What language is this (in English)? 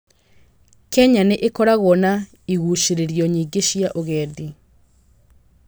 Kikuyu